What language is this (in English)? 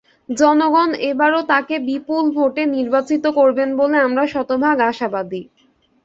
Bangla